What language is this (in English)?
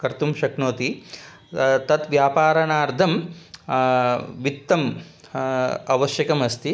Sanskrit